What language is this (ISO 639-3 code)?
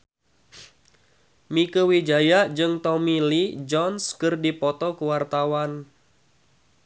sun